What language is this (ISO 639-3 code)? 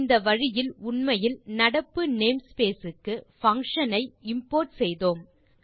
tam